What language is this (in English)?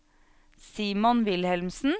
Norwegian